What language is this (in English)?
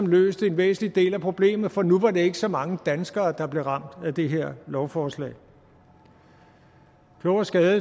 Danish